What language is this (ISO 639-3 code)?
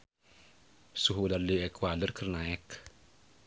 sun